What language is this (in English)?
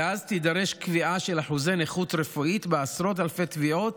Hebrew